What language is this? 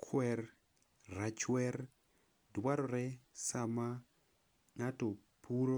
Luo (Kenya and Tanzania)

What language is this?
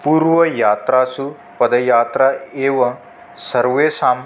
Sanskrit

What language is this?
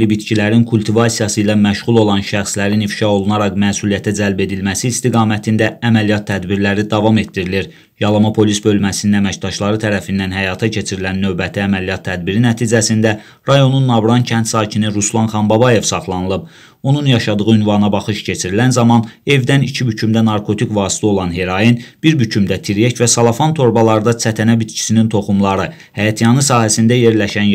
Turkish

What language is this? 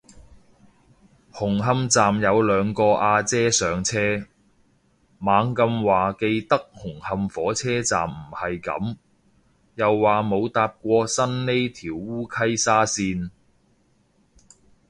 Cantonese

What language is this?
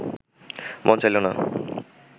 Bangla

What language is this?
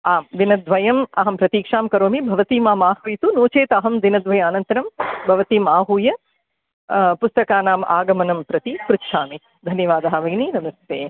Sanskrit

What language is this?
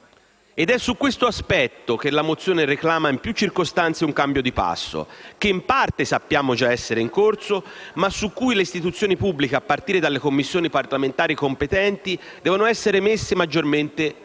Italian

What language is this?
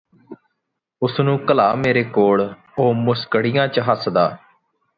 Punjabi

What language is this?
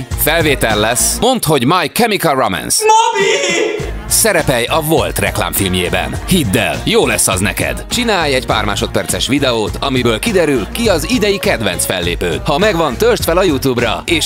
Hungarian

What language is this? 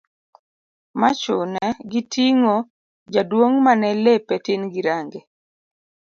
Luo (Kenya and Tanzania)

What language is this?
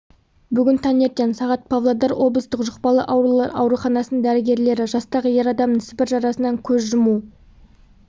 Kazakh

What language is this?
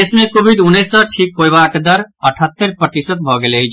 Maithili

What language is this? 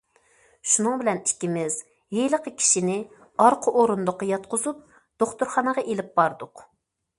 Uyghur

